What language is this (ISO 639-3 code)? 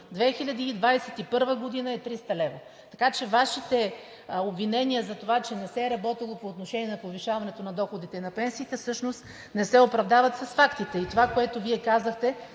bul